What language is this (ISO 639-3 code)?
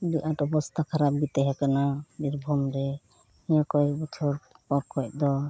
sat